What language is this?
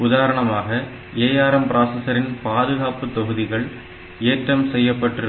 Tamil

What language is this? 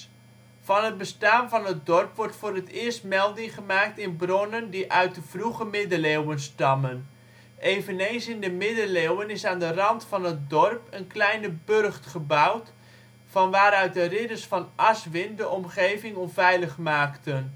Dutch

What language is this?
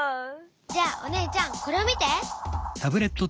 Japanese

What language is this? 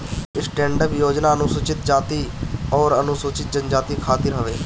Bhojpuri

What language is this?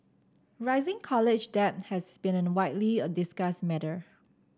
English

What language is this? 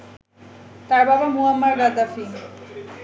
Bangla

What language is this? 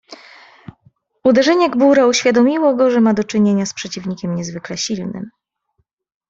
Polish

